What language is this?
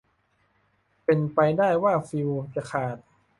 Thai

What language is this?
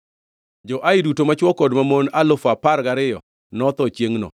Luo (Kenya and Tanzania)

